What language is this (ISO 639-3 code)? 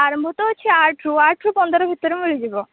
ori